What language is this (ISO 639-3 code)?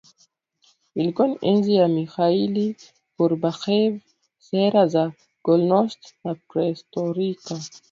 swa